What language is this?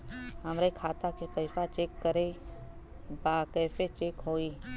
Bhojpuri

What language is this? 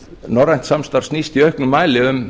Icelandic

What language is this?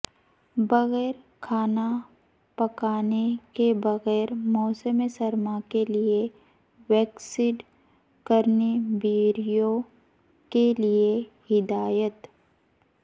Urdu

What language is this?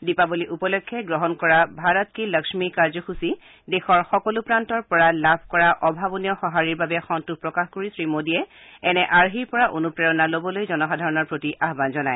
Assamese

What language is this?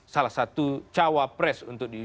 Indonesian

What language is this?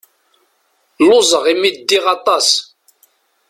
Kabyle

